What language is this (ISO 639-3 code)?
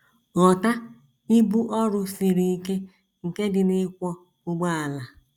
ibo